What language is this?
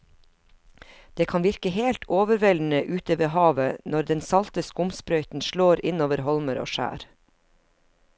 Norwegian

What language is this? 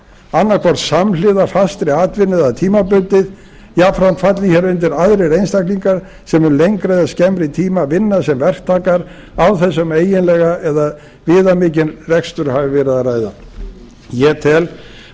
Icelandic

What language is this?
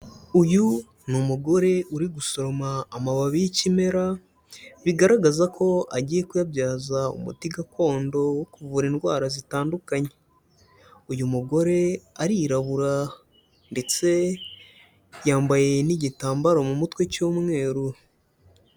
Kinyarwanda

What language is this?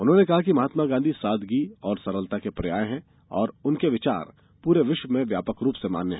Hindi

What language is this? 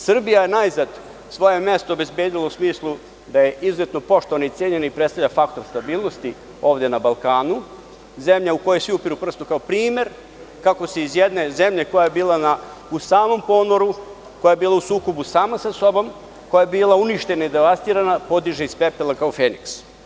Serbian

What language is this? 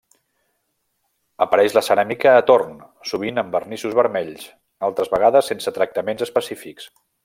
Catalan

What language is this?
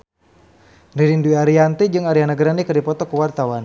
Sundanese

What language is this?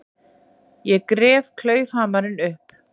Icelandic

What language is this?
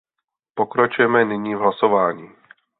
Czech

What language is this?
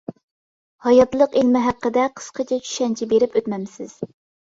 Uyghur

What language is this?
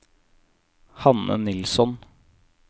Norwegian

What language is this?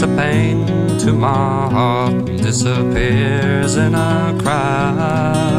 Dutch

